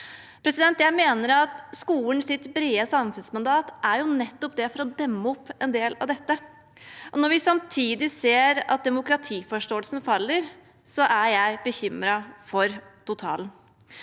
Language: Norwegian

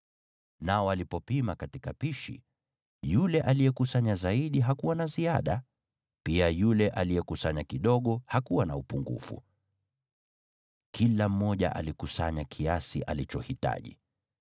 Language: Swahili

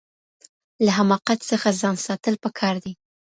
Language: Pashto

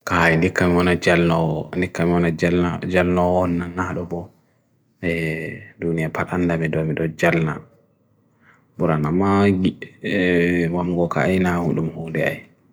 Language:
Bagirmi Fulfulde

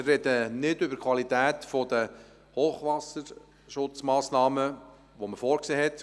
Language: Swiss German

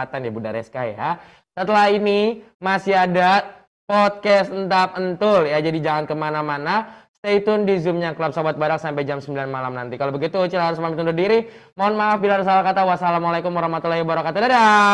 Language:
Indonesian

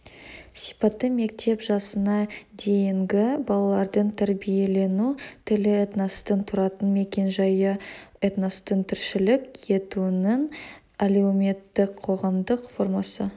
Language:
Kazakh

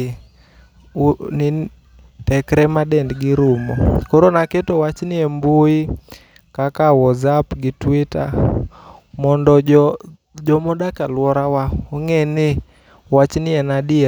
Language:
Luo (Kenya and Tanzania)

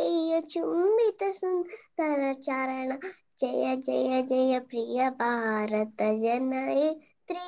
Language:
Telugu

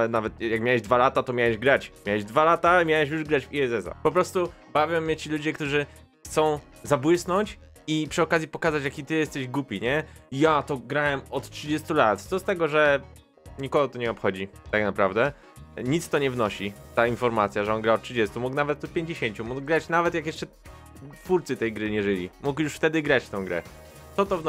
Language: Polish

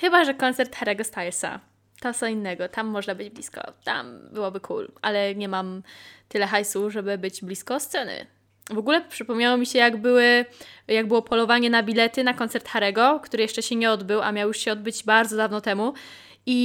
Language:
Polish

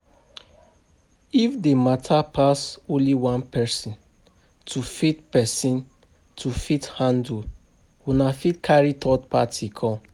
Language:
Nigerian Pidgin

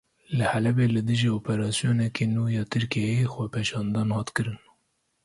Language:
Kurdish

